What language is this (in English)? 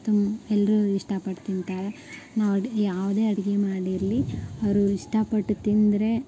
Kannada